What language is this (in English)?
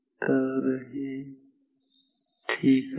Marathi